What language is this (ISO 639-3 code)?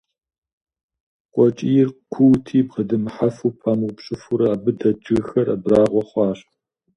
kbd